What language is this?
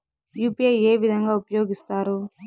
Telugu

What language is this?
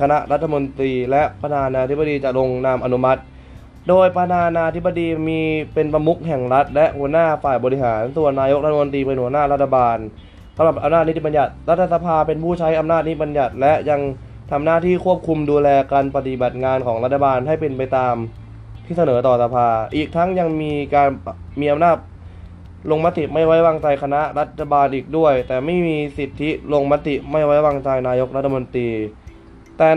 Thai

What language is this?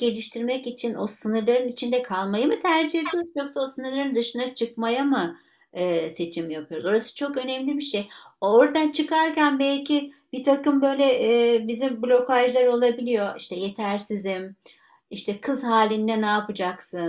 Turkish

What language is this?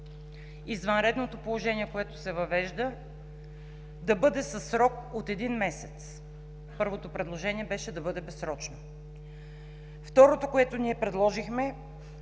Bulgarian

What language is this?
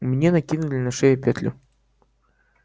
Russian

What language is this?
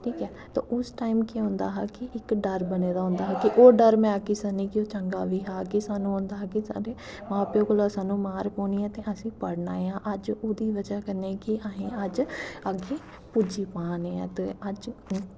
Dogri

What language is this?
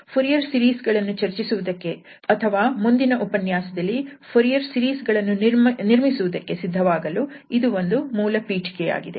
Kannada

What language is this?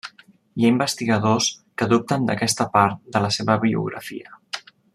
Catalan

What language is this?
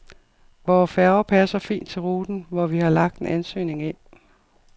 Danish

